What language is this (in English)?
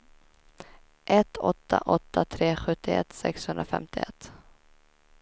Swedish